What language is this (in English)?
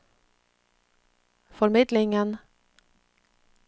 Norwegian